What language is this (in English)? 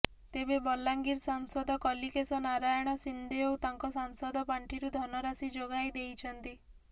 Odia